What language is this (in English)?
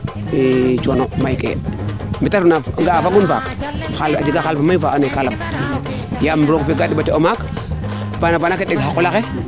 Serer